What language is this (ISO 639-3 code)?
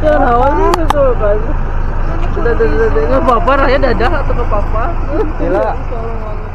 ind